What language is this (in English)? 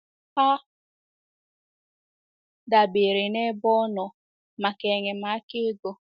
Igbo